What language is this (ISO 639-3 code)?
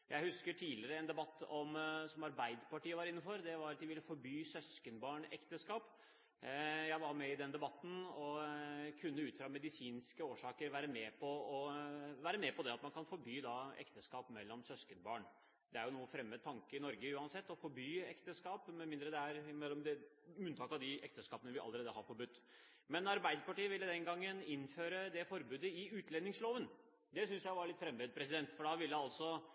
nob